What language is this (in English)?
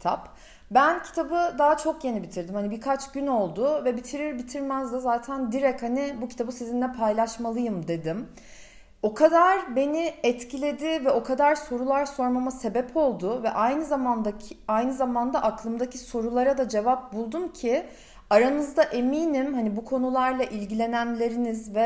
Turkish